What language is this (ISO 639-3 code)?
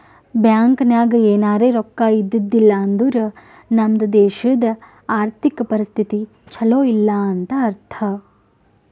kan